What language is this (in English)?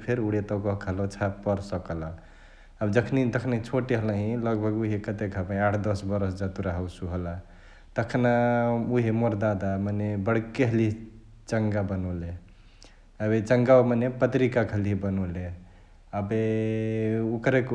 Chitwania Tharu